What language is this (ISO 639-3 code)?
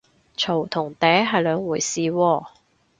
yue